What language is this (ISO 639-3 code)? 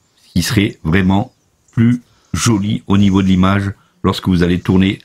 fra